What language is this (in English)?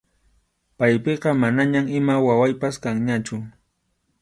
Arequipa-La Unión Quechua